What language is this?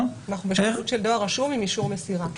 Hebrew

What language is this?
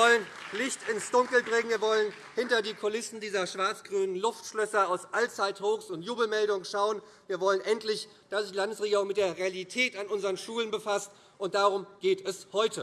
German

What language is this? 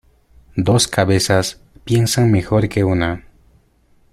Spanish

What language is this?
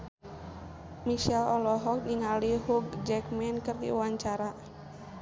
Sundanese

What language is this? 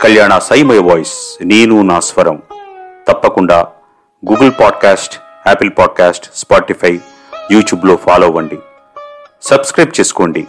Telugu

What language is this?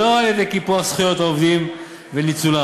Hebrew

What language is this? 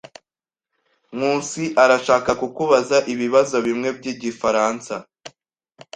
Kinyarwanda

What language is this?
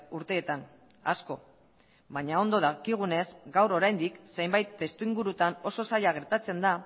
Basque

